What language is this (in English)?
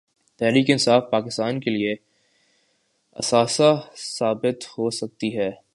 Urdu